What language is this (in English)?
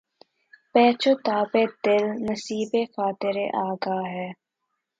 Urdu